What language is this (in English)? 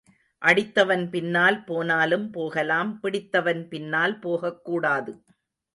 Tamil